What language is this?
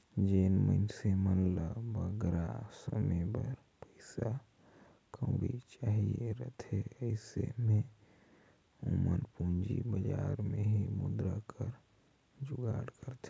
Chhattisgarhi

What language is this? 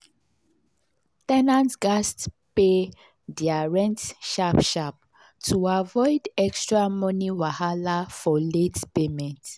Nigerian Pidgin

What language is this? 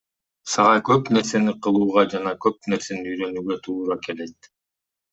Kyrgyz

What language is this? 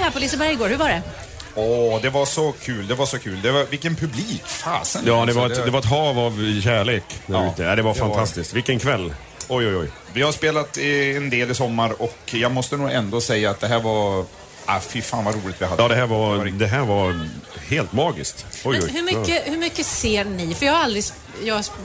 Swedish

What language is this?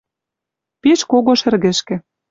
Western Mari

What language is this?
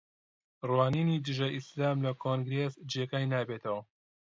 Central Kurdish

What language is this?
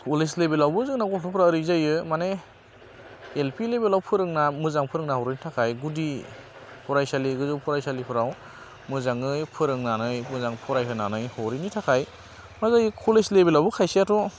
Bodo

